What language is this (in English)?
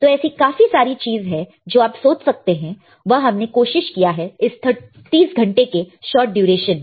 Hindi